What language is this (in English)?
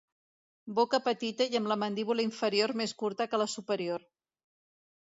Catalan